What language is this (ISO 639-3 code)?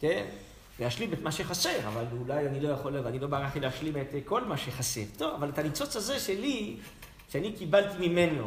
heb